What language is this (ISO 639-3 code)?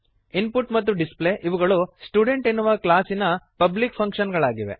kan